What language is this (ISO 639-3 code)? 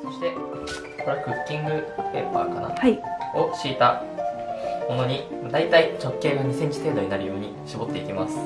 jpn